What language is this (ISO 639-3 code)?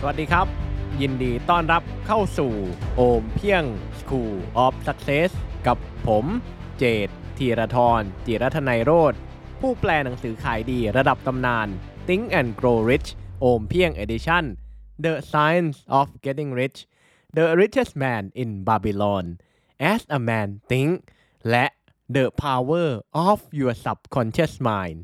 tha